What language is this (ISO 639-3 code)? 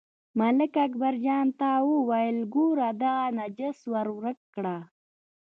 pus